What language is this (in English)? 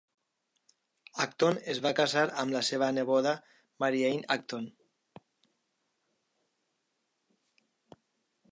Catalan